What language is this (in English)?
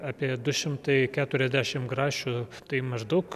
Lithuanian